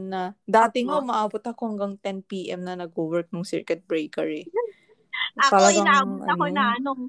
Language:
Filipino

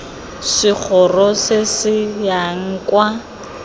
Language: Tswana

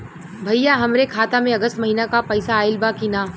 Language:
Bhojpuri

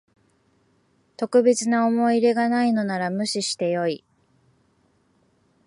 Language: Japanese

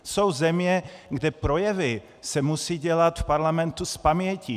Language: Czech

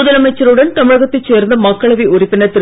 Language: Tamil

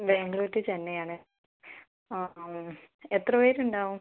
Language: Malayalam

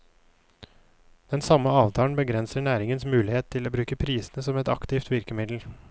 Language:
Norwegian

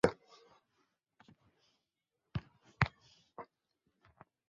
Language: Czech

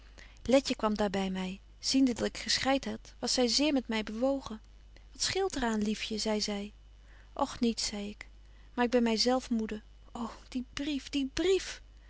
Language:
Dutch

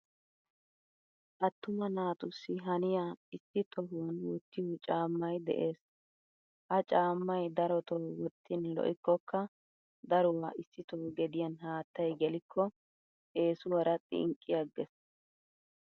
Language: Wolaytta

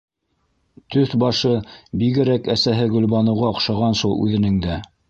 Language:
Bashkir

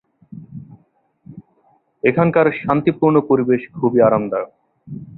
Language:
Bangla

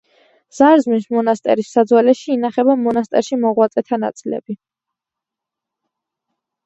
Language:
Georgian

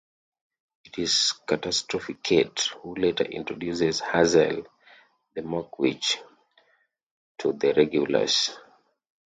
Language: English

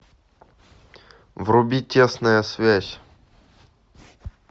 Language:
Russian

